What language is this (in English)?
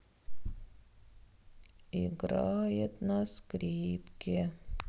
Russian